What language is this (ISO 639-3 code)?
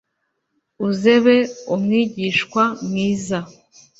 kin